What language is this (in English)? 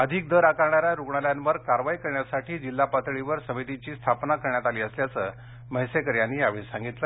Marathi